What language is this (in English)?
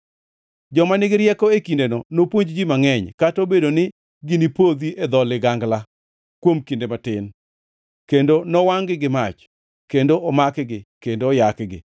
Luo (Kenya and Tanzania)